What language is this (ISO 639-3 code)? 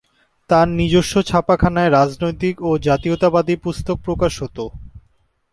ben